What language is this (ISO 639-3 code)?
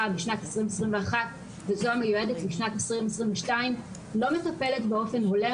heb